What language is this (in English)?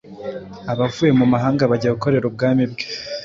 Kinyarwanda